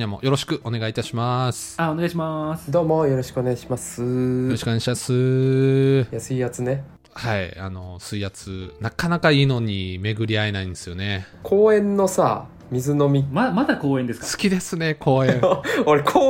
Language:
Japanese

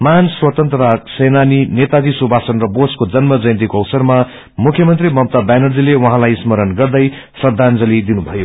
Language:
Nepali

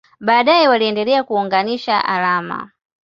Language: Swahili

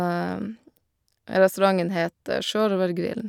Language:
Norwegian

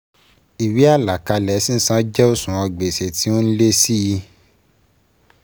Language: Yoruba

